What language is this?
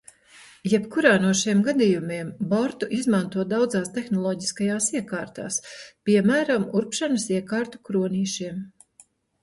Latvian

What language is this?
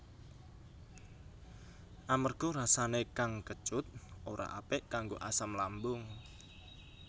Javanese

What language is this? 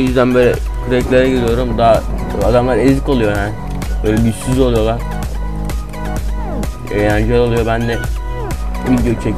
Turkish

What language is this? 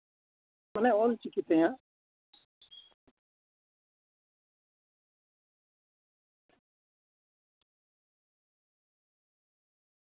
Santali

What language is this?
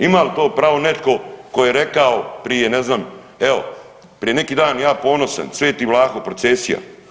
Croatian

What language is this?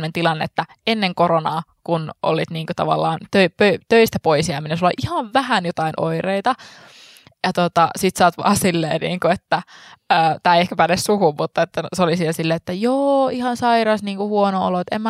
Finnish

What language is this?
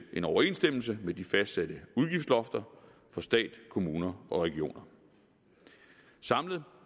Danish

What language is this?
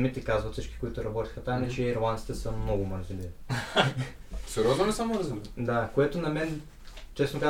Bulgarian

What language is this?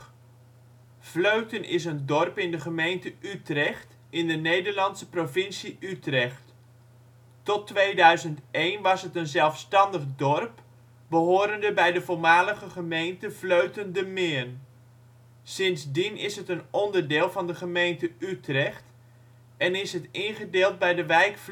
Dutch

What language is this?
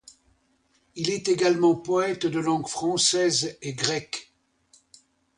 French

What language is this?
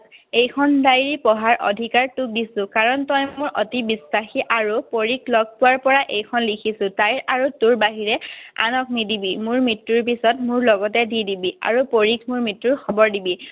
Assamese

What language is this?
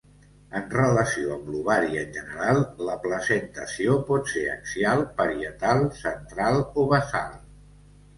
Catalan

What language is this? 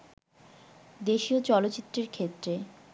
Bangla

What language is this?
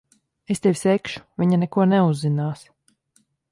Latvian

